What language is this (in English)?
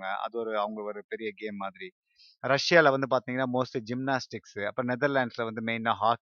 Tamil